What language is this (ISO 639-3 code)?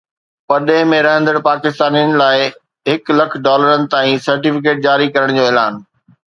snd